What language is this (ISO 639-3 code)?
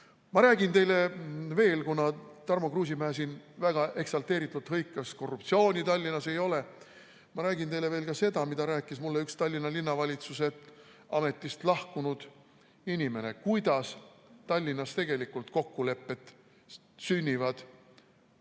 est